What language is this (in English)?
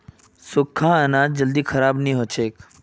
Magahi